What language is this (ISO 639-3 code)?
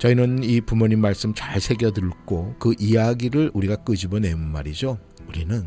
kor